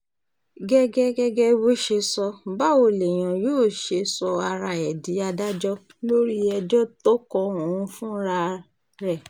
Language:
Yoruba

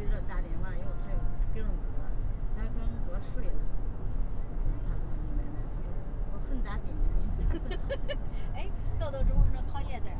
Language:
Chinese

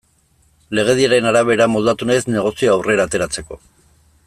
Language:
Basque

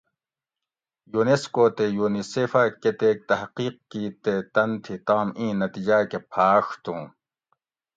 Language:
Gawri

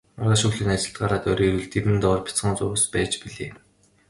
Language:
Mongolian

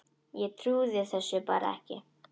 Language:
Icelandic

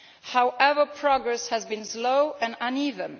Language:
English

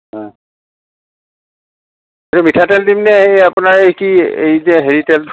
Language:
Assamese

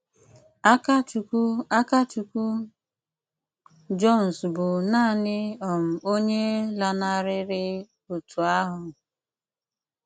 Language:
Igbo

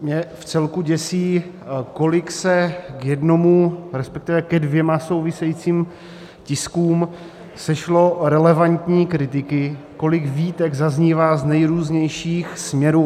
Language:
Czech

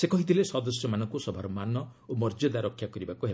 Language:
Odia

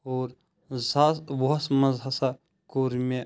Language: Kashmiri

